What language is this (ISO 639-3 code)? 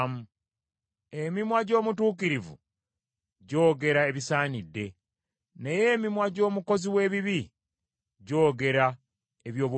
lug